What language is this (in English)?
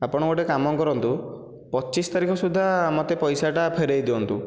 Odia